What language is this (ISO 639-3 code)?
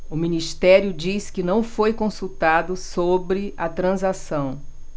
por